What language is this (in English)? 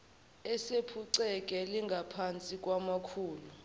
Zulu